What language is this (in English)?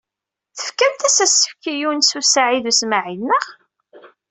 Kabyle